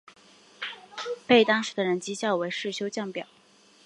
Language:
Chinese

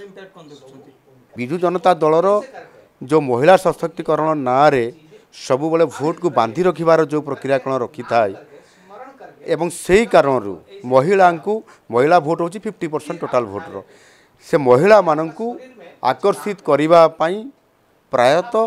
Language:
Hindi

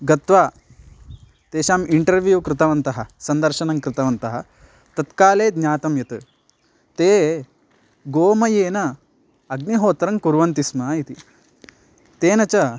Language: Sanskrit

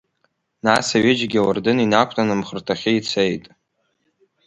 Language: Abkhazian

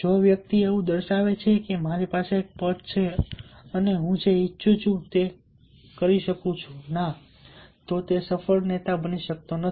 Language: Gujarati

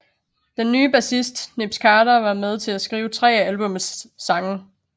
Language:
Danish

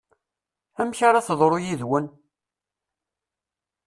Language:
Kabyle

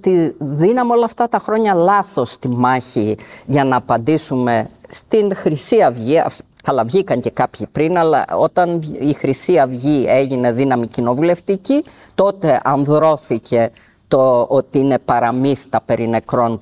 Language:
Greek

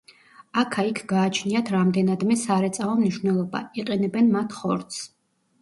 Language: Georgian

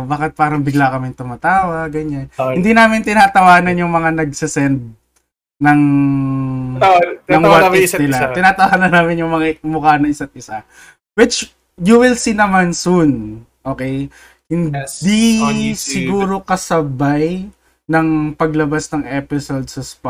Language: Filipino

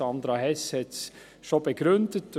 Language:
Swiss German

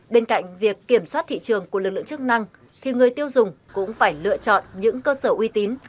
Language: Vietnamese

